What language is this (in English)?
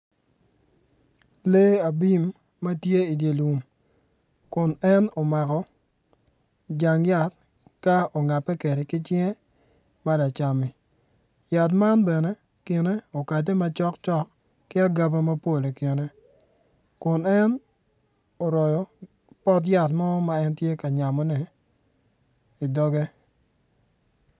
Acoli